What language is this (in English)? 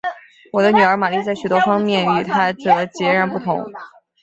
Chinese